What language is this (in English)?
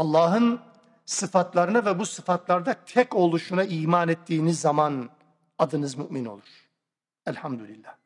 Turkish